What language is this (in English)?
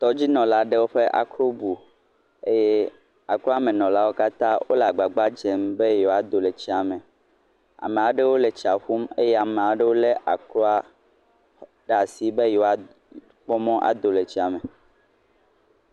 Ewe